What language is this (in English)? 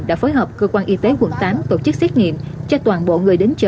Vietnamese